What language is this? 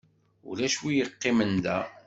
Kabyle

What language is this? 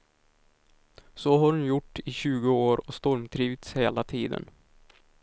Swedish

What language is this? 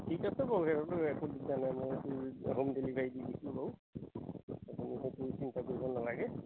Assamese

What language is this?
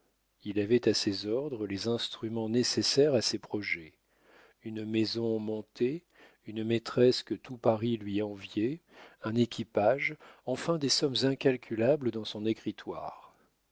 French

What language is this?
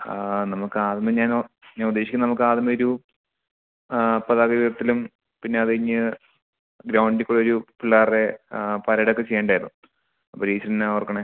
Malayalam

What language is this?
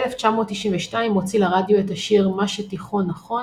Hebrew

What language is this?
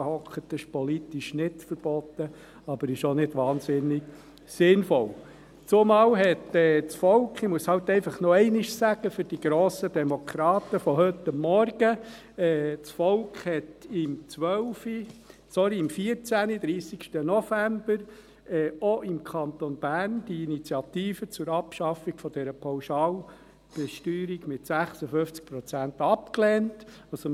Swiss German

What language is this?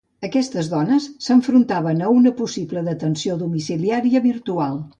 Catalan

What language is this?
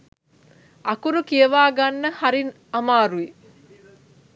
Sinhala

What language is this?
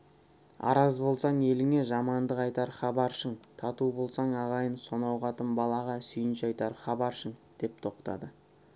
Kazakh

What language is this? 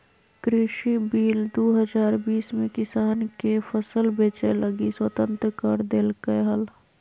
Magahi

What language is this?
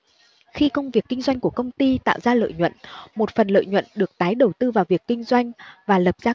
Vietnamese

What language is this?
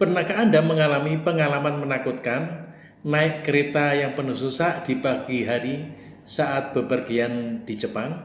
Indonesian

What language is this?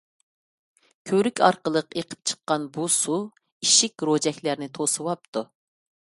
Uyghur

